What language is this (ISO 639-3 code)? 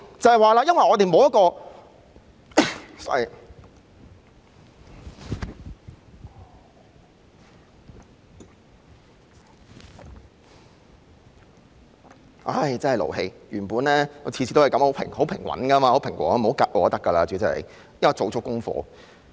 yue